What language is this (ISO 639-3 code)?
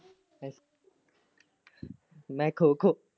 pan